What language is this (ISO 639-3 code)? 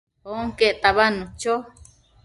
mcf